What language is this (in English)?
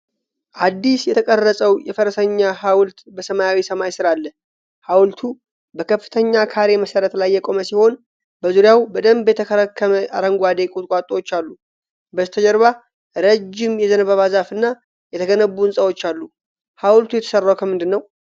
Amharic